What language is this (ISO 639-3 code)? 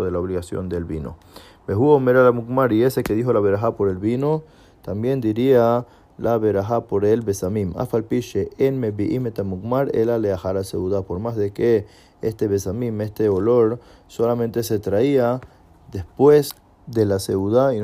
spa